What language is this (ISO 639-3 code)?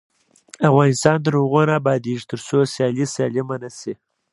pus